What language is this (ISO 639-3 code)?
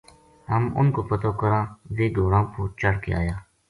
gju